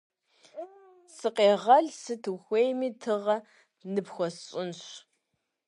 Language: Kabardian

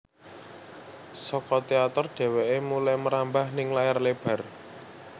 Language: Javanese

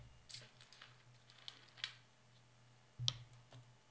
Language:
Norwegian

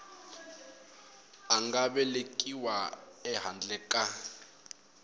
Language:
Tsonga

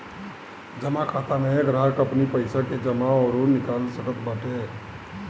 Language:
Bhojpuri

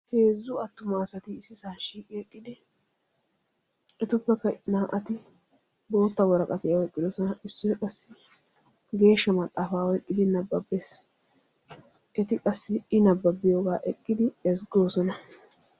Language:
Wolaytta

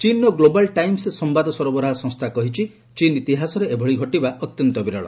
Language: Odia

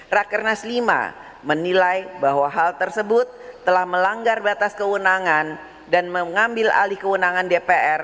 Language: Indonesian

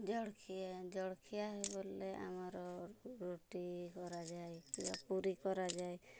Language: Odia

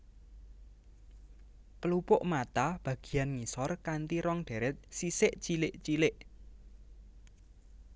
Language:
Javanese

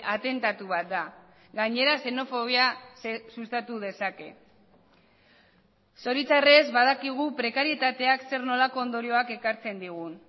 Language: Basque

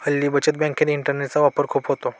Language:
Marathi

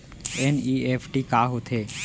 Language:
Chhattisgarhi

